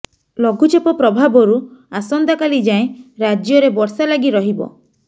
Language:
Odia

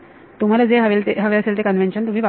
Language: Marathi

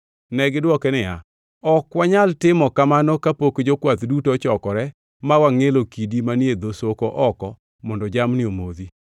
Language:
Luo (Kenya and Tanzania)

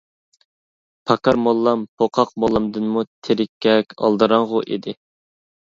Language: Uyghur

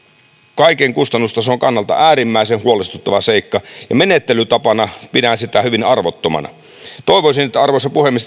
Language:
Finnish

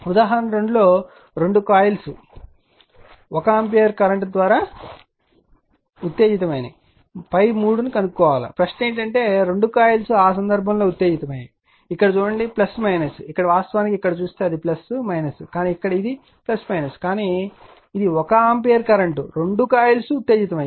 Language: Telugu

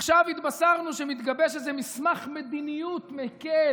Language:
Hebrew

